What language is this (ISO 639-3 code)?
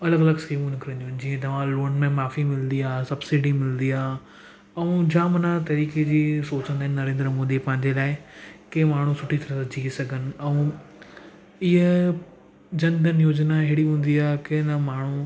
snd